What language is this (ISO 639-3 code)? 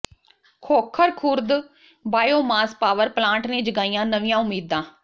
pan